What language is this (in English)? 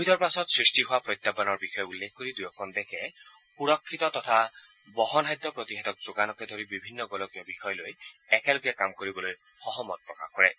Assamese